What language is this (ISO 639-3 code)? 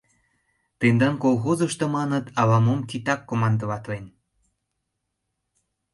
chm